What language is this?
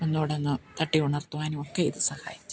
Malayalam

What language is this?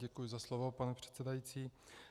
Czech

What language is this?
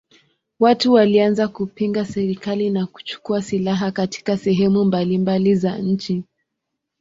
Swahili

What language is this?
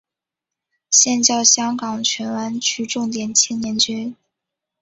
Chinese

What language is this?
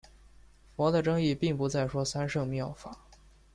Chinese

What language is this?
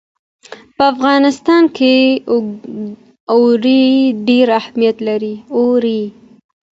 Pashto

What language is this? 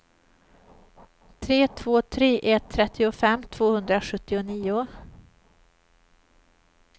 Swedish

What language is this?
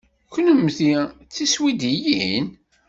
Kabyle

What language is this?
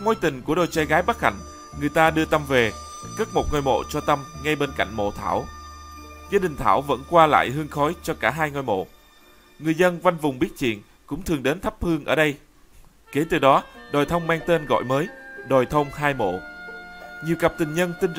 Vietnamese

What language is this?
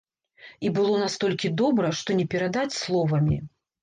Belarusian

